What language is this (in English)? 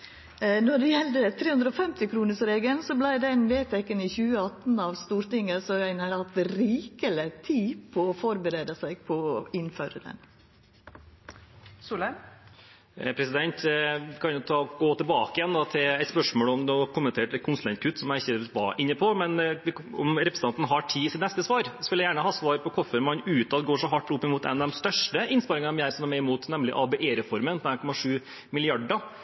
Norwegian